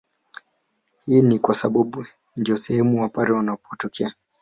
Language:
Swahili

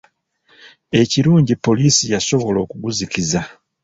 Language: Ganda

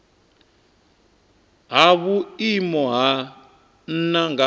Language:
Venda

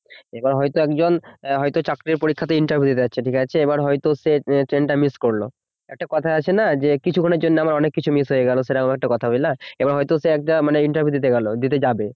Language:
Bangla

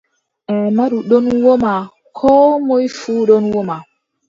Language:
Adamawa Fulfulde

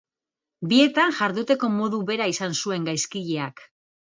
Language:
Basque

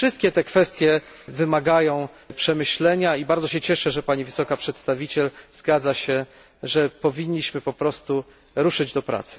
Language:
Polish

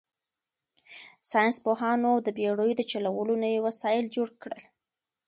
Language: Pashto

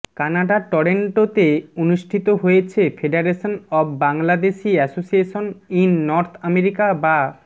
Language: Bangla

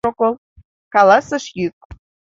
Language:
Mari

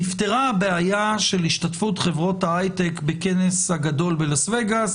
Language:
Hebrew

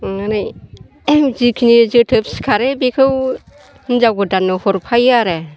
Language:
Bodo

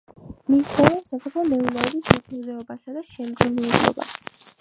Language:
Georgian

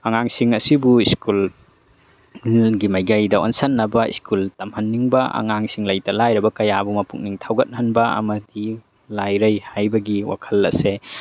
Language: Manipuri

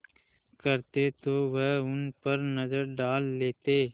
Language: Hindi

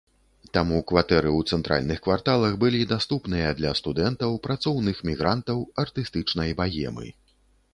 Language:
Belarusian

